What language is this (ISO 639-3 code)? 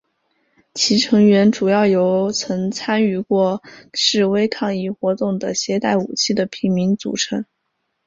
zho